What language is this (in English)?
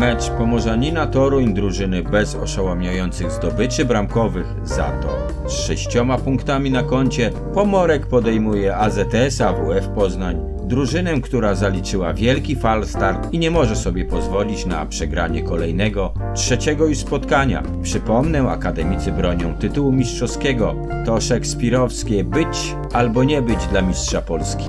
Polish